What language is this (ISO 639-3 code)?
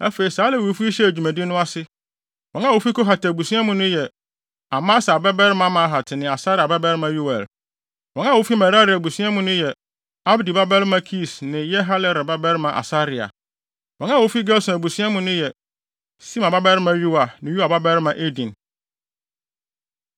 aka